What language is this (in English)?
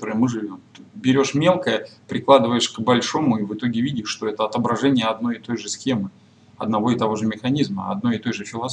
Russian